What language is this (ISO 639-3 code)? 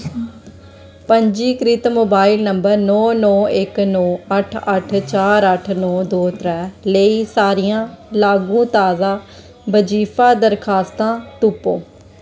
doi